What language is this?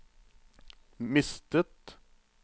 Norwegian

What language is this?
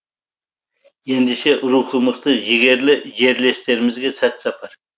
Kazakh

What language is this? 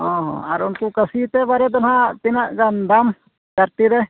Santali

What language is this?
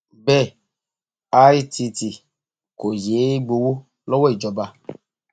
Yoruba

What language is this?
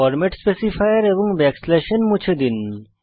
Bangla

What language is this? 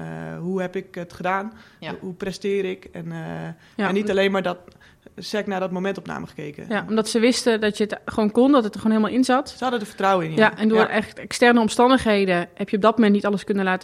Dutch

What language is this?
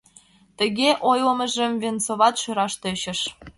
Mari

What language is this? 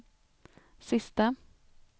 Swedish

